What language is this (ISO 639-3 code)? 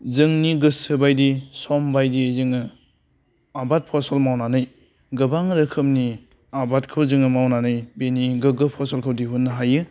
brx